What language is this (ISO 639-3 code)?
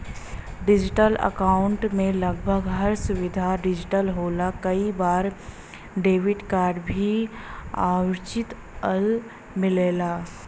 bho